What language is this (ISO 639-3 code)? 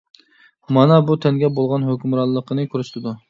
uig